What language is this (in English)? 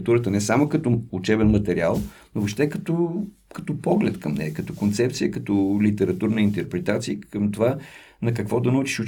Bulgarian